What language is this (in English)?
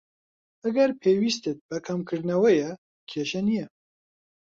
Central Kurdish